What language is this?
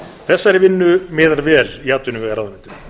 Icelandic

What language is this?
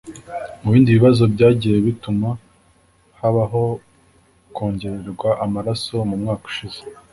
Kinyarwanda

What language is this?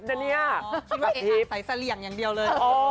Thai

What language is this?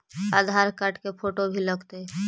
Magahi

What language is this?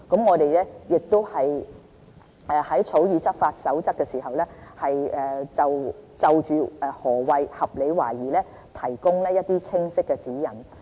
Cantonese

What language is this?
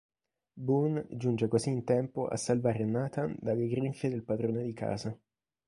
Italian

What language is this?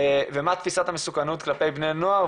Hebrew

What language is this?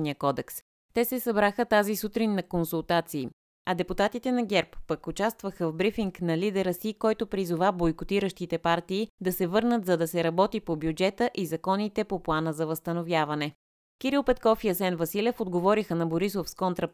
Bulgarian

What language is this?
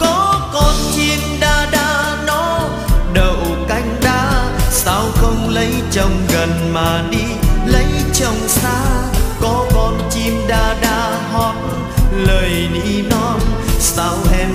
Vietnamese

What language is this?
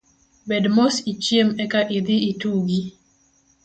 Luo (Kenya and Tanzania)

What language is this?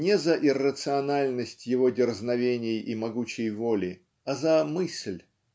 Russian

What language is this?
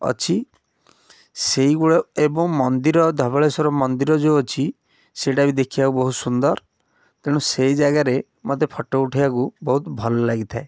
Odia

